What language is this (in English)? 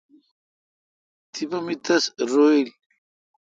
Kalkoti